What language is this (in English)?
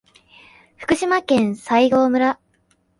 Japanese